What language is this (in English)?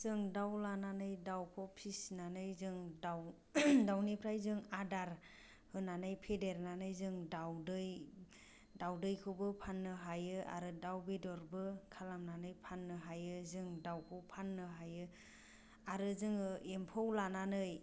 Bodo